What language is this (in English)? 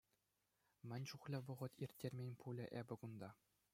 Chuvash